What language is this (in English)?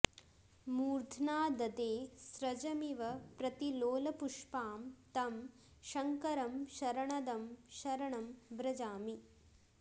Sanskrit